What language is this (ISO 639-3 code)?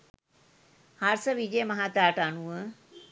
sin